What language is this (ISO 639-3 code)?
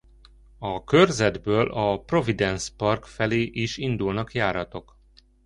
hun